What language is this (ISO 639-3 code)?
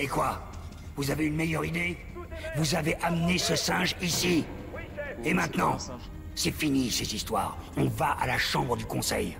fra